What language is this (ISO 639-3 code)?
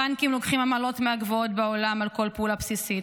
heb